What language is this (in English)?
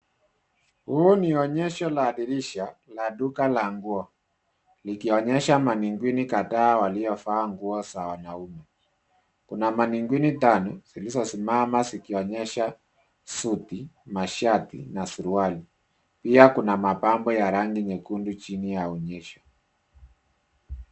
Swahili